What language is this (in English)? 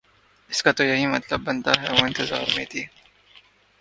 Urdu